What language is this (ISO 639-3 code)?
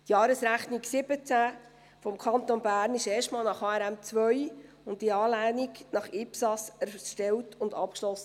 gsw